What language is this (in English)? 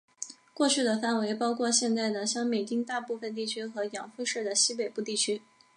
Chinese